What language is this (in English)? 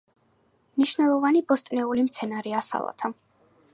Georgian